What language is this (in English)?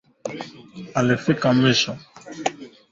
Swahili